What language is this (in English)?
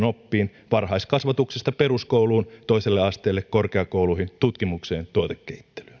Finnish